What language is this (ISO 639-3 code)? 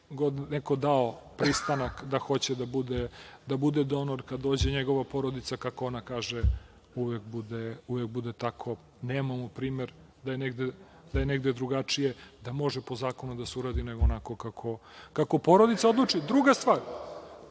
srp